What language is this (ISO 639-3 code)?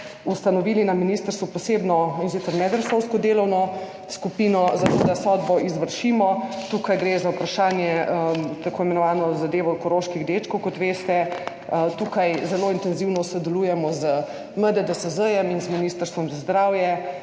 slv